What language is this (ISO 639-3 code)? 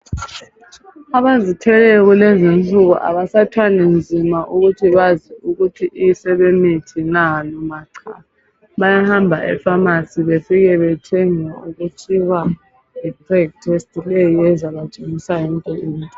nde